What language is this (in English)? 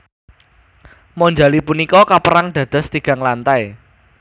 Javanese